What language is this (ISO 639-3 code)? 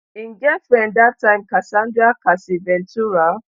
pcm